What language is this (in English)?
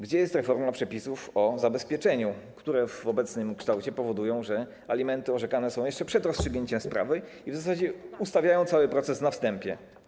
Polish